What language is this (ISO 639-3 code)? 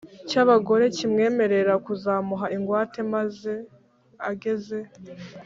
kin